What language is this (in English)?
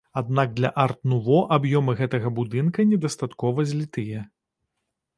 Belarusian